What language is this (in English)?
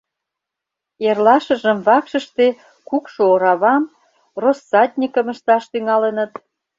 Mari